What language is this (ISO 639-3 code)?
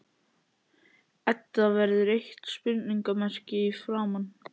isl